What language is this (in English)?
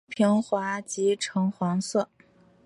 Chinese